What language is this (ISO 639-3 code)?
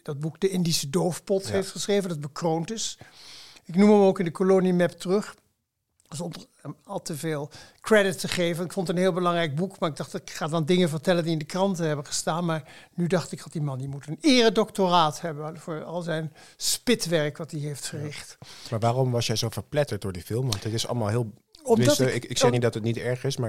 nld